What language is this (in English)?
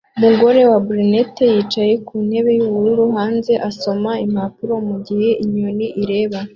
Kinyarwanda